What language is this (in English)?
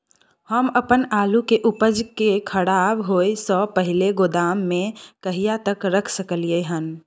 Maithili